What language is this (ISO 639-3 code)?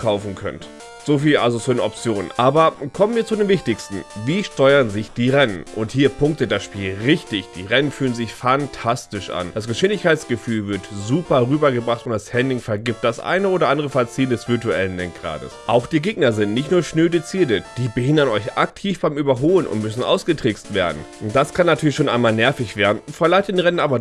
deu